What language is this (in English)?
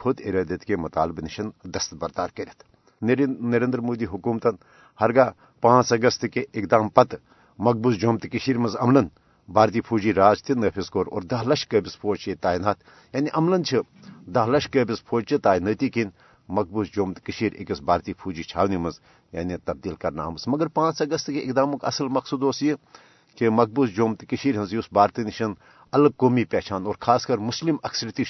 Urdu